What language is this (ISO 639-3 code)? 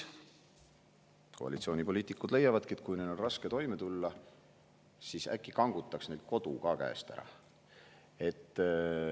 est